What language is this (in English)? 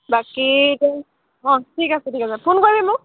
Assamese